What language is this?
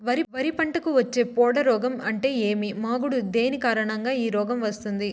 Telugu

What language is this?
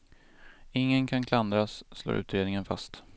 Swedish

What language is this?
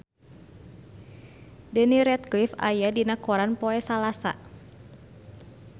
Sundanese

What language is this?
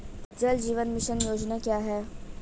Hindi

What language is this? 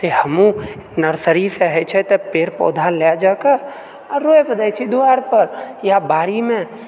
Maithili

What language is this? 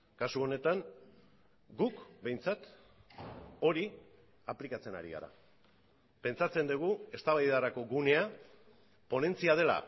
Basque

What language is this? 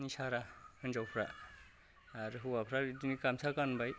Bodo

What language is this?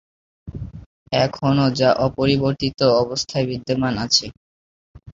Bangla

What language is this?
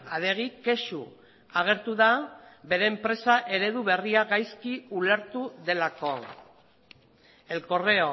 Basque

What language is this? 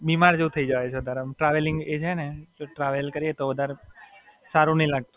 Gujarati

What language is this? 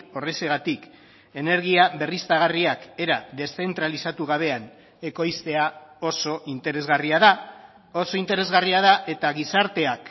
Basque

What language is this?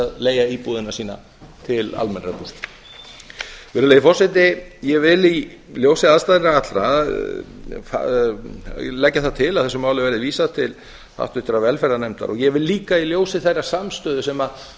Icelandic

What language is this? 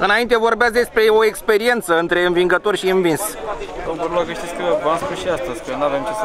Romanian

